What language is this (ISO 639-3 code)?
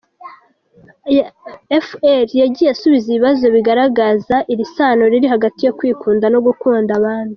kin